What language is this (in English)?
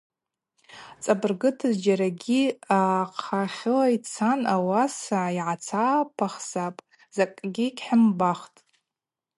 Abaza